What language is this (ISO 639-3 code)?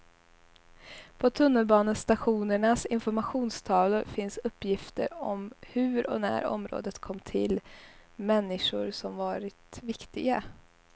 swe